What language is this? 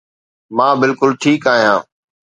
Sindhi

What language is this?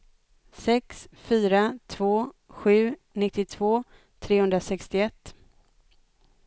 Swedish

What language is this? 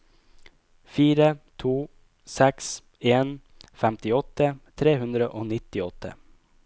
Norwegian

